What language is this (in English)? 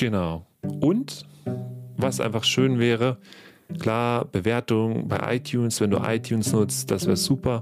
German